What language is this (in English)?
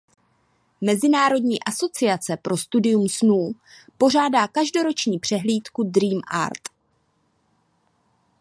Czech